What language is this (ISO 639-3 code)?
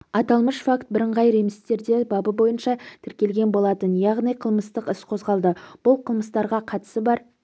kaz